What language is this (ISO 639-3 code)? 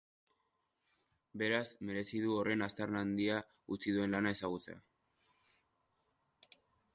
eus